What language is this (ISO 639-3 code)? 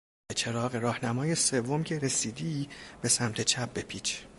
fas